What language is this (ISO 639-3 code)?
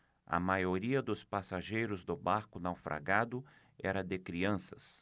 por